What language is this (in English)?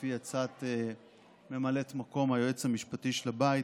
Hebrew